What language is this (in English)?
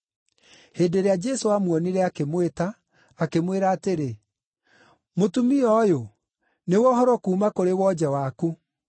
Kikuyu